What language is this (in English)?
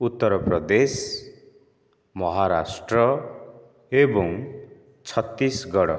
Odia